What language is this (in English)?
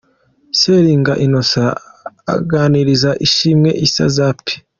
Kinyarwanda